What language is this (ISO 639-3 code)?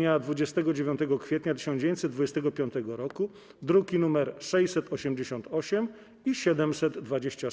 pol